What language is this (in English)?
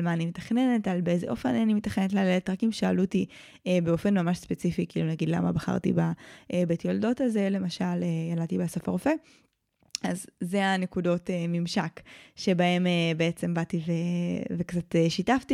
Hebrew